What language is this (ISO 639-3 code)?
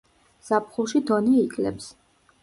kat